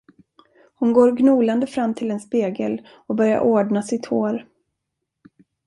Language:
Swedish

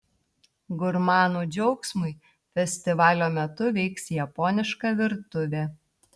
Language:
Lithuanian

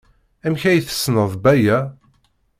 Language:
Kabyle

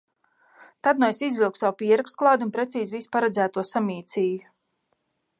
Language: Latvian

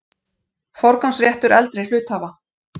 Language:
Icelandic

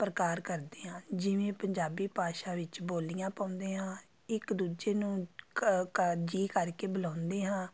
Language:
Punjabi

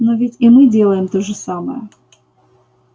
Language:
Russian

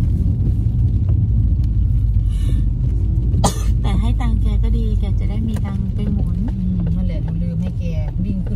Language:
Thai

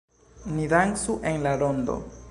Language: Esperanto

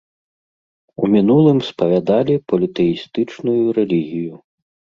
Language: Belarusian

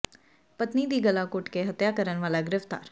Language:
Punjabi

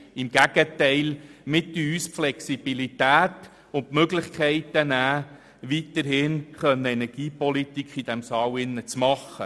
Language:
Swiss German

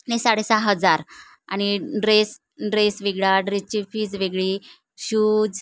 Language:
Marathi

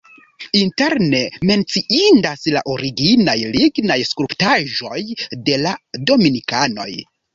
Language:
Esperanto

